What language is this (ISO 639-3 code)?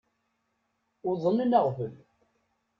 kab